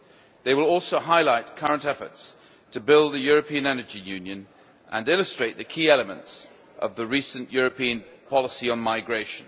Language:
English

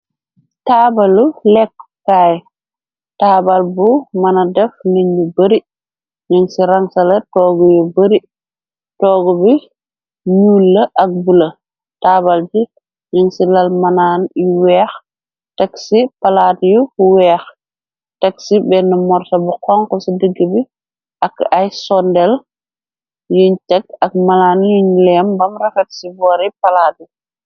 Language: Wolof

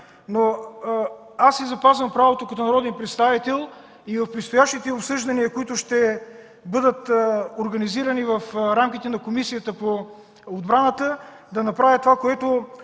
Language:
Bulgarian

